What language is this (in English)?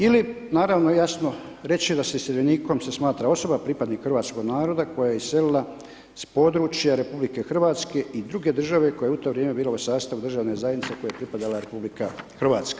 Croatian